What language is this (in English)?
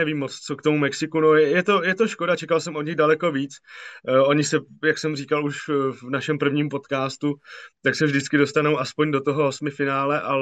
Czech